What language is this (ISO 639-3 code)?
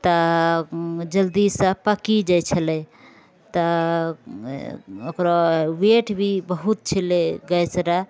mai